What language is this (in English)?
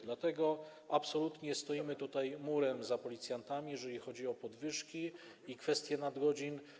Polish